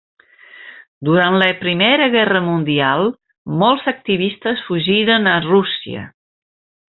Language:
Catalan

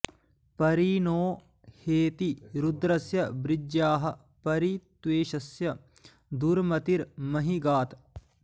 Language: Sanskrit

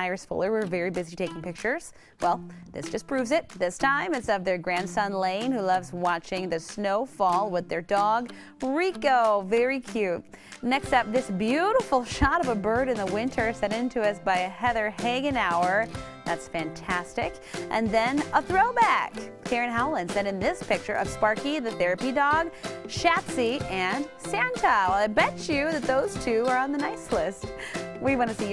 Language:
English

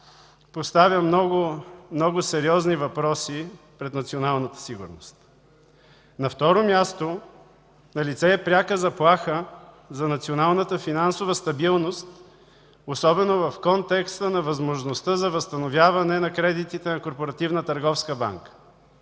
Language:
Bulgarian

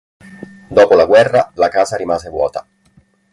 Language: Italian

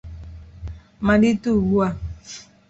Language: Igbo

